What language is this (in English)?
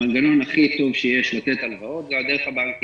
Hebrew